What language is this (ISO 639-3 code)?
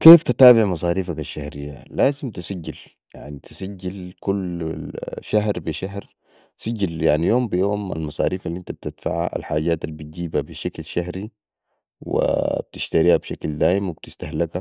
apd